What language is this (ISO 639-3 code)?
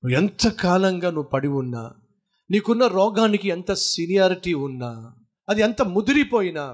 tel